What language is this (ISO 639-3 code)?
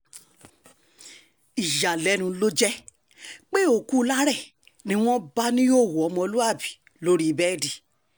yor